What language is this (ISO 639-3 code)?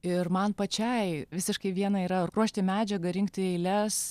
lit